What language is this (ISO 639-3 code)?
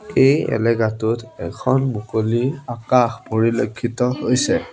asm